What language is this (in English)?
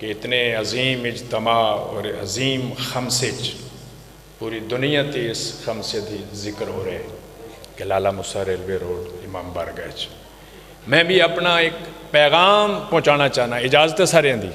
Punjabi